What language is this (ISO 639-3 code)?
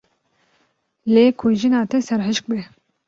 kur